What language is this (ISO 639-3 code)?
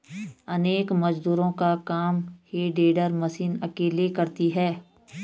hin